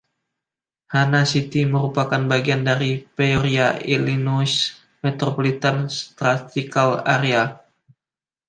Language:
Indonesian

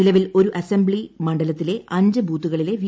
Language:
Malayalam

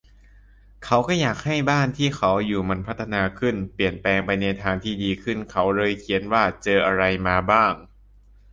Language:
Thai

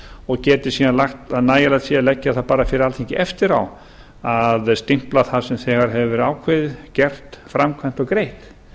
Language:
Icelandic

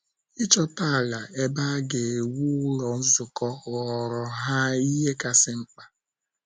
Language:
Igbo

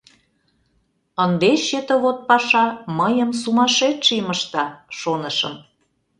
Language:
Mari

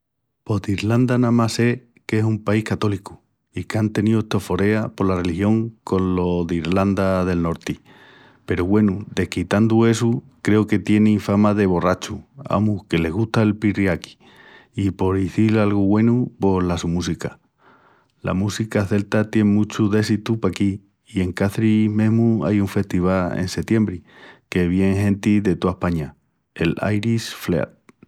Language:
Extremaduran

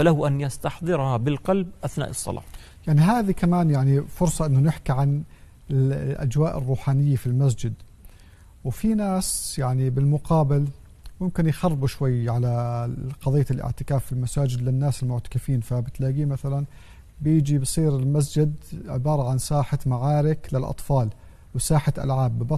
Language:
Arabic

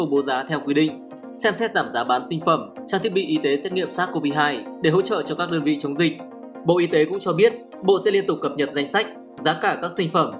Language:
Vietnamese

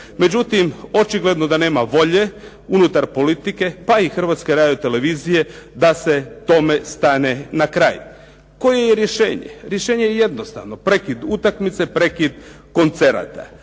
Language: Croatian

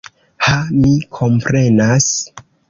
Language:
Esperanto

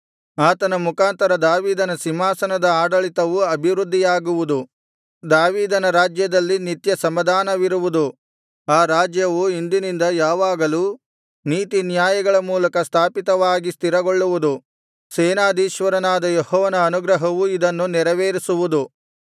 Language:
Kannada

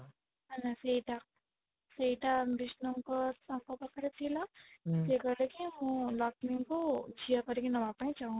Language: Odia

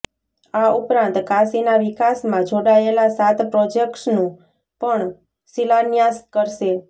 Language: Gujarati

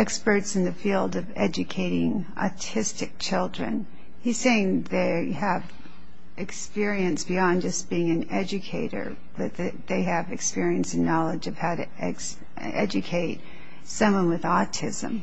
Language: English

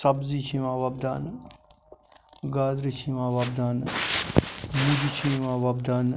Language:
Kashmiri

